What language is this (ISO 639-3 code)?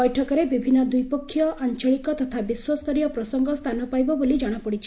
ori